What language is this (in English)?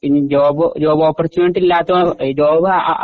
Malayalam